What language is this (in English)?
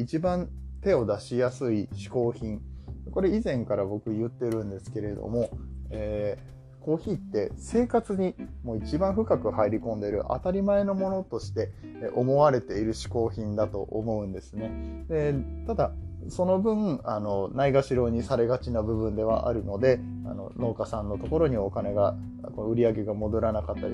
Japanese